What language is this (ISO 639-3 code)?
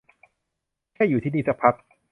tha